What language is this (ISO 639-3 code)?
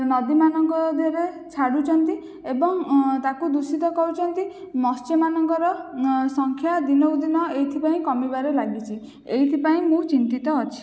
ori